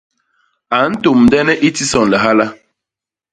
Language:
Basaa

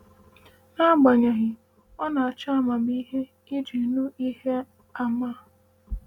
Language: Igbo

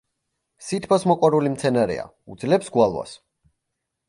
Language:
Georgian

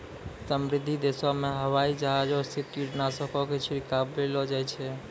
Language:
Maithili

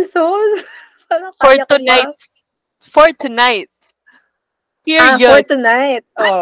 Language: Filipino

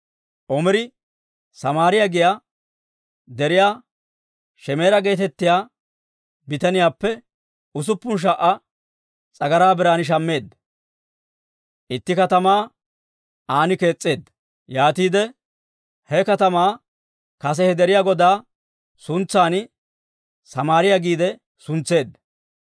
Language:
Dawro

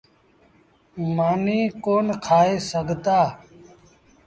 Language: Sindhi Bhil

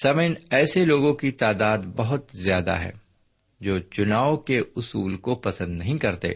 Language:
Urdu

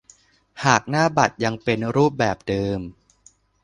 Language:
Thai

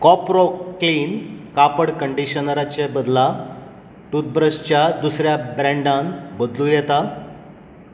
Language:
Konkani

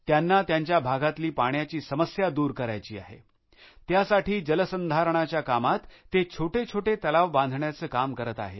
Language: Marathi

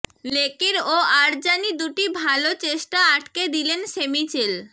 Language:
Bangla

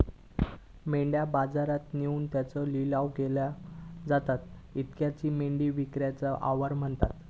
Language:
Marathi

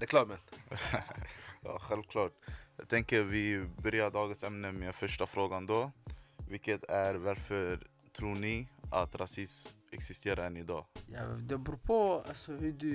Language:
Swedish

